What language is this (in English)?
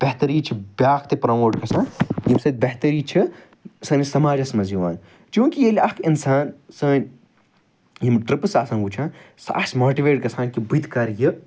Kashmiri